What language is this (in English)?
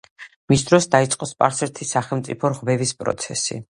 Georgian